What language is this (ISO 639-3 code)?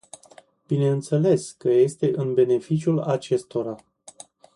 ron